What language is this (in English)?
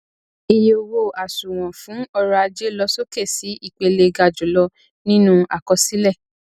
Yoruba